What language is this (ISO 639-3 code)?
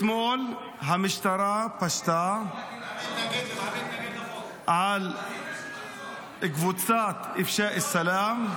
heb